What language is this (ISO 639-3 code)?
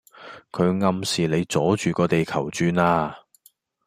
yue